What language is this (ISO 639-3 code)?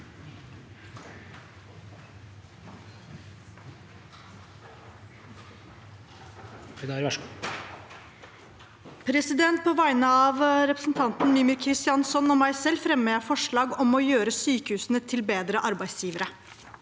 nor